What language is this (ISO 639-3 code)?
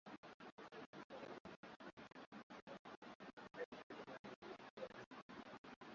swa